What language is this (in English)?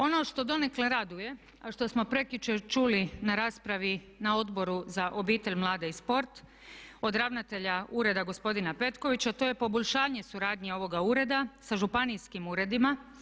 Croatian